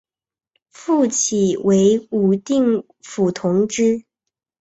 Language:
Chinese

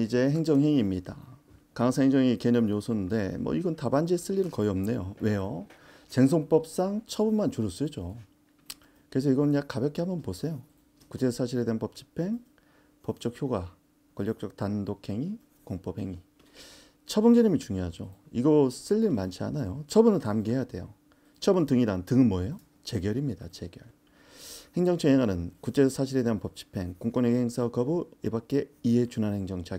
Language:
Korean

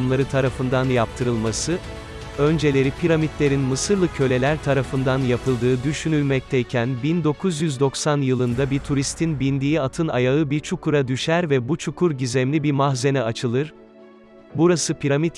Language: Turkish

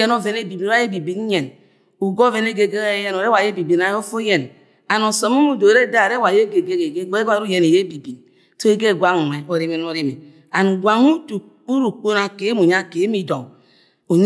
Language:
Agwagwune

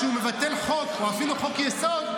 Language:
Hebrew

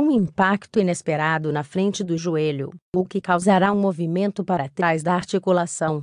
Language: Portuguese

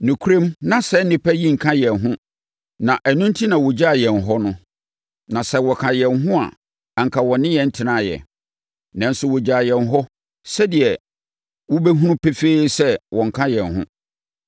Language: Akan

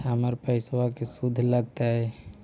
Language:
Magahi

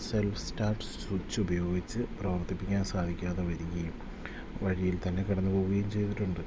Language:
Malayalam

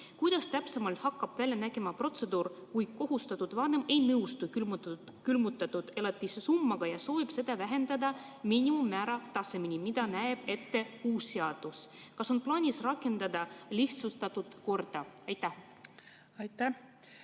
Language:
Estonian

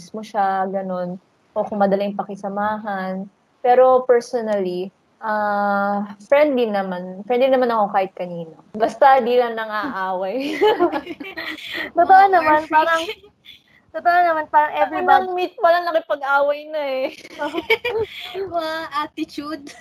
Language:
Filipino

